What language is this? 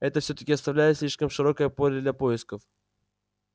Russian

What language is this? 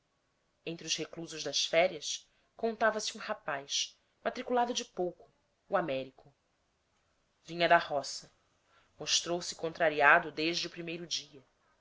Portuguese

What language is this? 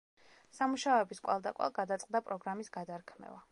Georgian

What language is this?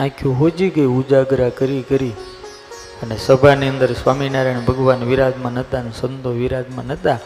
Gujarati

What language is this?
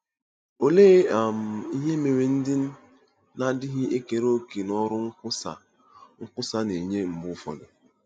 Igbo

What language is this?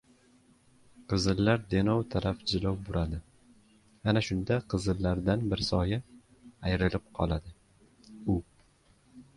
Uzbek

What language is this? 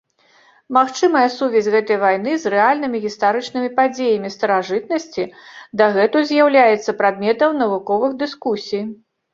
Belarusian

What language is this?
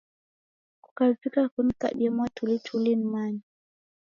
Taita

